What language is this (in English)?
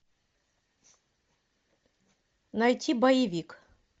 Russian